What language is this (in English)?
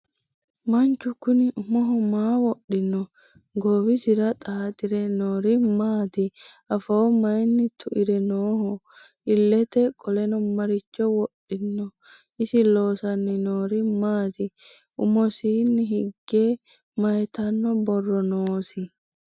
Sidamo